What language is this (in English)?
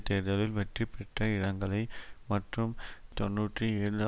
Tamil